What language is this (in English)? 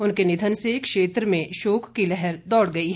Hindi